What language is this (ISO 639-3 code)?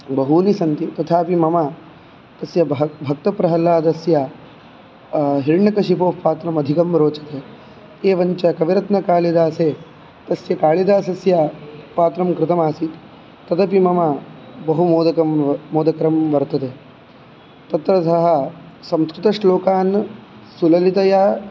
san